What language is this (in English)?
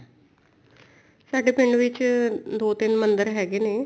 Punjabi